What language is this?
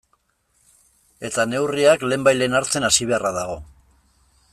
Basque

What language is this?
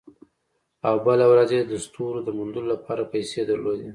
Pashto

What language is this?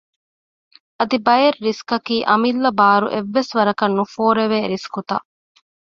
Divehi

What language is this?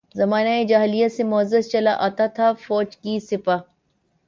Urdu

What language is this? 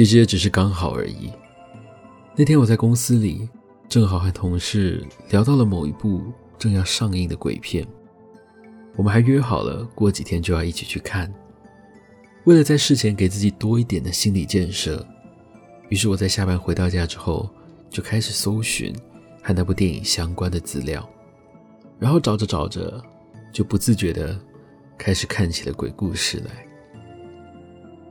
Chinese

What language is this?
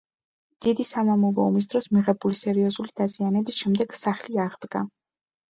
Georgian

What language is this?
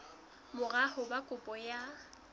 Southern Sotho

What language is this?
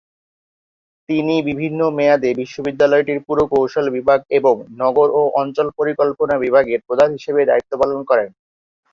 Bangla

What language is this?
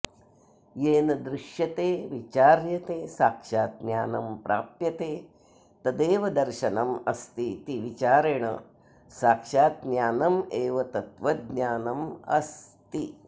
Sanskrit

